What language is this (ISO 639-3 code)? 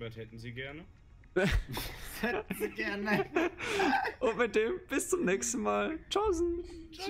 deu